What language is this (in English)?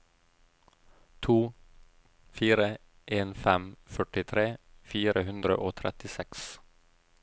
Norwegian